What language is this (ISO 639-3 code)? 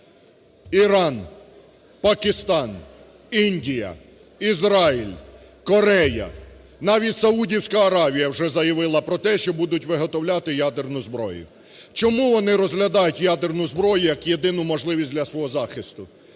ukr